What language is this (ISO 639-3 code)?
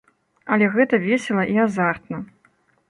bel